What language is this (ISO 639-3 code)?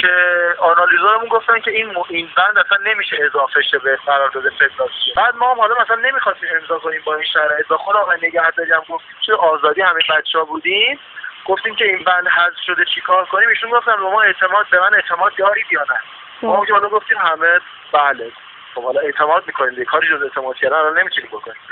fas